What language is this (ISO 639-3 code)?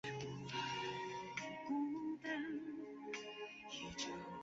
zho